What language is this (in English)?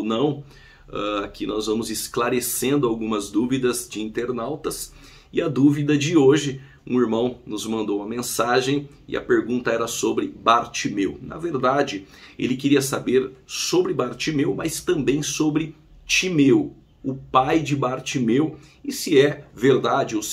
Portuguese